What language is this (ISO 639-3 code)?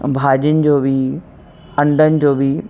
snd